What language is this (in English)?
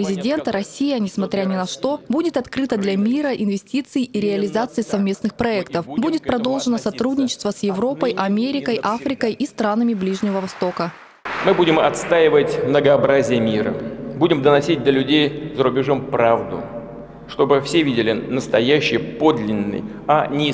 Russian